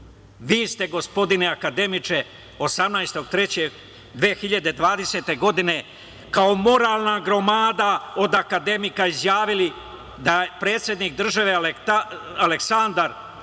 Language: Serbian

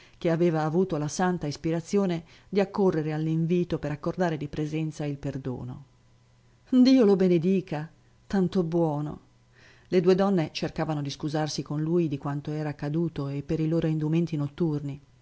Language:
Italian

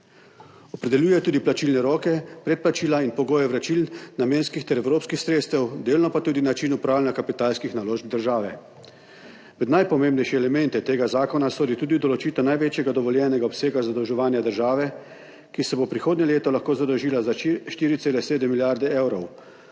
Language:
Slovenian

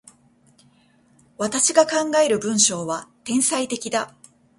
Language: Japanese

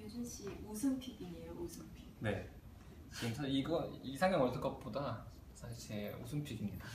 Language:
Korean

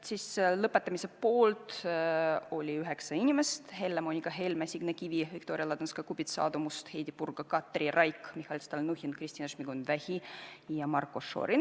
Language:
Estonian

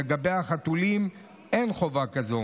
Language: Hebrew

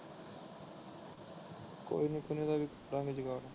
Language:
Punjabi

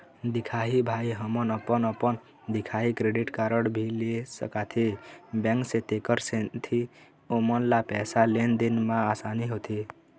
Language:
Chhattisgarhi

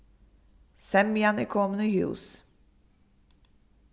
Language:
Faroese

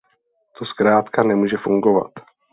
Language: Czech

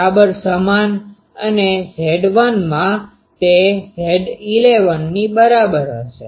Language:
Gujarati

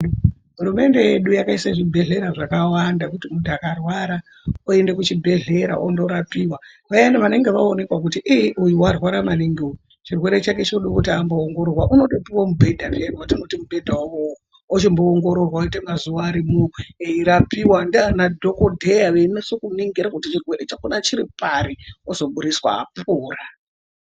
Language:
Ndau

